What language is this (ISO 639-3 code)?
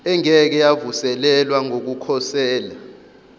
zul